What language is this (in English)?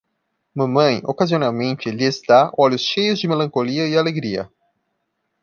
Portuguese